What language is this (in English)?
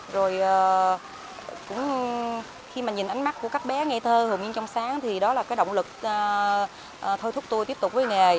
Vietnamese